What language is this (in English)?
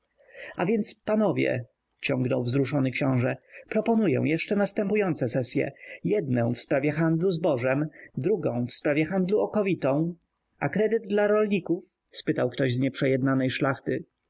Polish